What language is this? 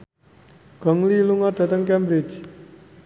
Javanese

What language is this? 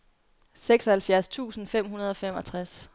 Danish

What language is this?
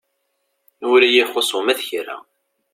Kabyle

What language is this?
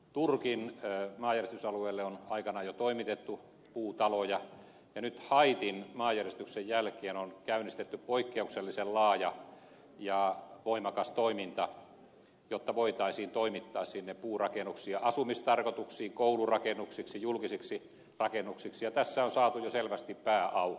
Finnish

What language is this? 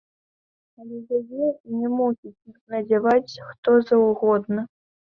Belarusian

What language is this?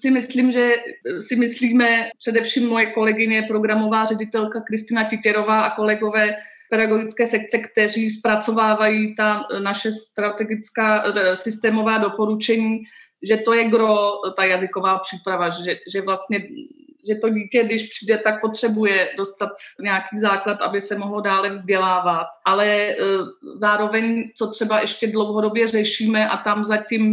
Czech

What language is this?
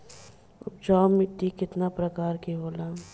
Bhojpuri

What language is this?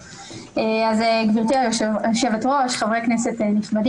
Hebrew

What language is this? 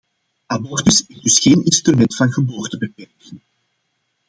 Dutch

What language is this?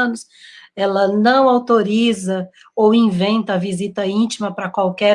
Portuguese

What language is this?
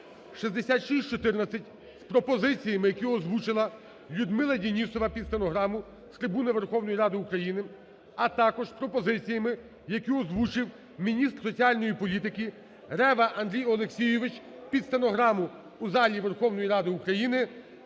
Ukrainian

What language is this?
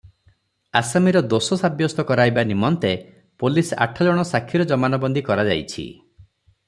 Odia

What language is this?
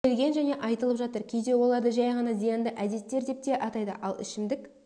Kazakh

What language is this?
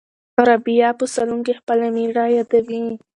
Pashto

